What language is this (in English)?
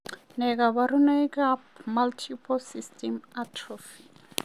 Kalenjin